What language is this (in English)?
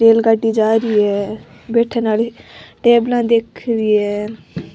Rajasthani